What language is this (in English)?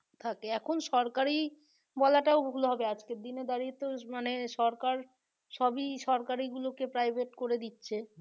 Bangla